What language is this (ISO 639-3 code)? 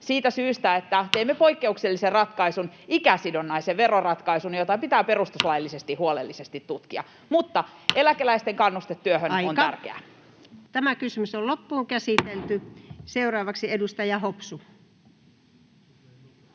fin